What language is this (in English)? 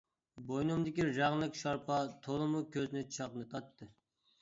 Uyghur